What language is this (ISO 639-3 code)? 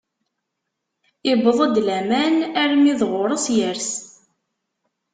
kab